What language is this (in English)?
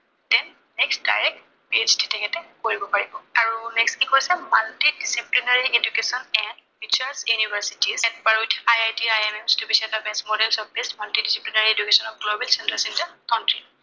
Assamese